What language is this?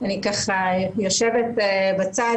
Hebrew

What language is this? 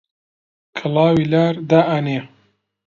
Central Kurdish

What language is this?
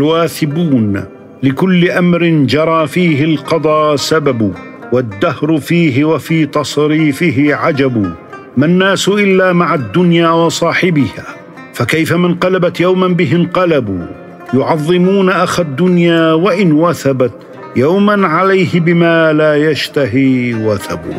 Arabic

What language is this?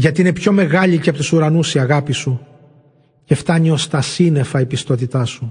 Greek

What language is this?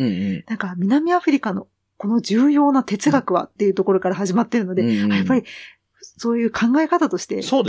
Japanese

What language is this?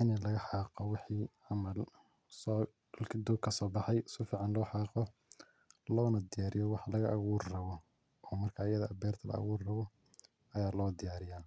Somali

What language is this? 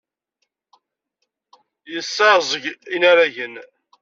Kabyle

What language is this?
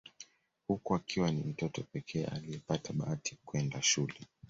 Swahili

